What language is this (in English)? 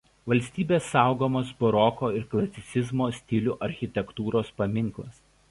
Lithuanian